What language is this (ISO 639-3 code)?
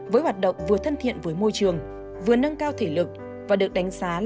vie